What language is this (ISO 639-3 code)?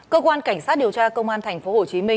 vie